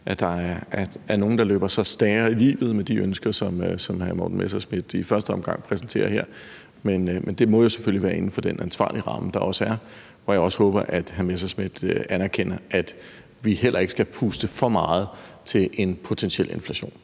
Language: Danish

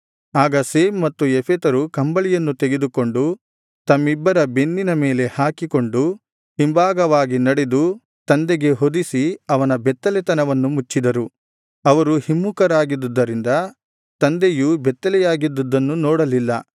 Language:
Kannada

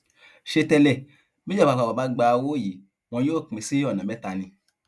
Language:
Yoruba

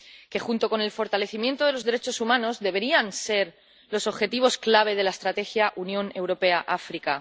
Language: Spanish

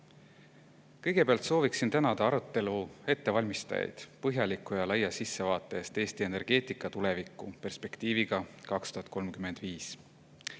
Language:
Estonian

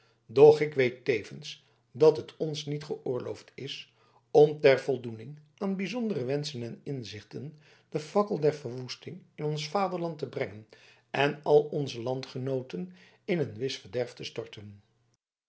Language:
Dutch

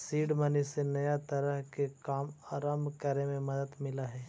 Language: Magahi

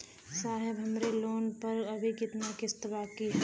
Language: Bhojpuri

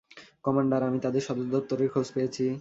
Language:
Bangla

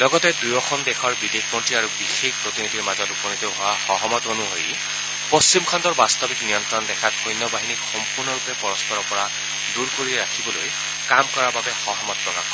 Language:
Assamese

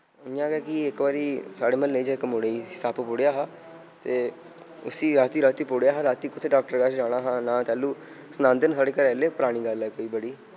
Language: Dogri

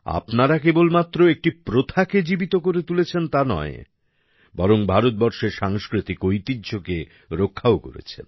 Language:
Bangla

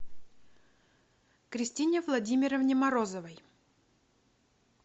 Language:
Russian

